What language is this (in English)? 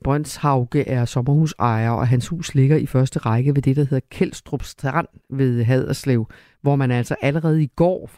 Danish